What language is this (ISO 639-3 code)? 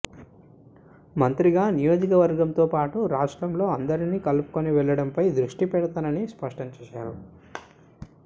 tel